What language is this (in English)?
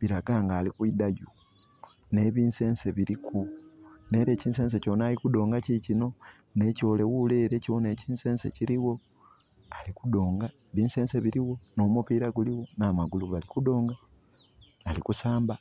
Soga